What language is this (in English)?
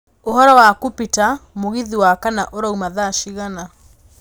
Kikuyu